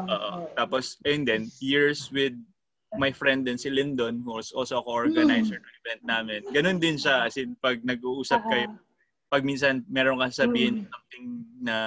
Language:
Filipino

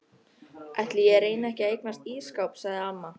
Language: Icelandic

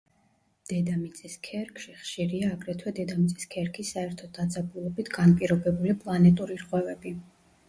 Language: Georgian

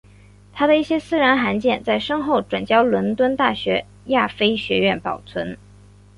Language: Chinese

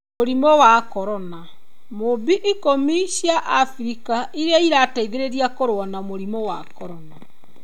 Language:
Kikuyu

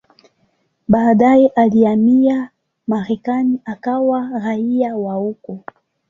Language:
Swahili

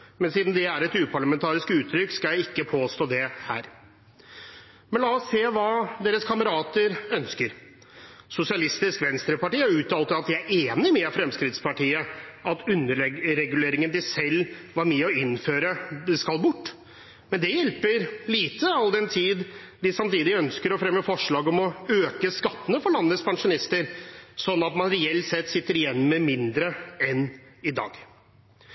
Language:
Norwegian Bokmål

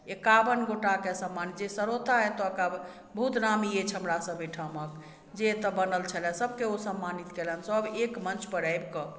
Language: Maithili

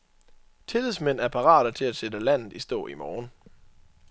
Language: Danish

